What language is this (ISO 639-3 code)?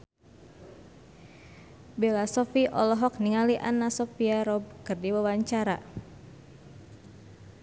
sun